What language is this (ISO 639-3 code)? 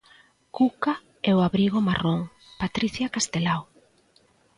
glg